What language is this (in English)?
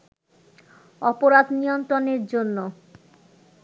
Bangla